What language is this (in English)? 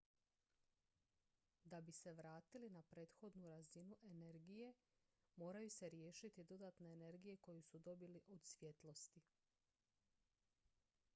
Croatian